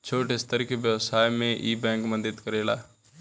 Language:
Bhojpuri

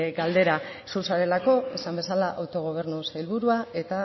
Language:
Basque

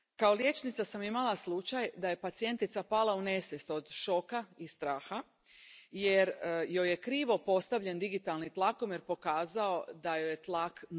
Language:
Croatian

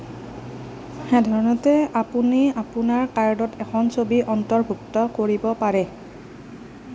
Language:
Assamese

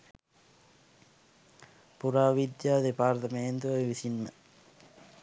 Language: Sinhala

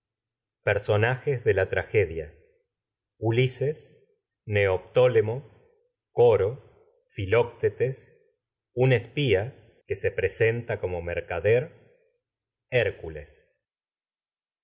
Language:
Spanish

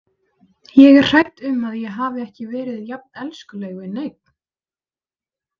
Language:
Icelandic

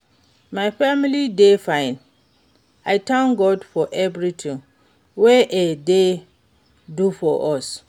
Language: Nigerian Pidgin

